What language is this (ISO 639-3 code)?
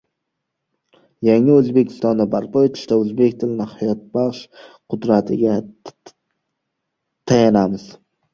uzb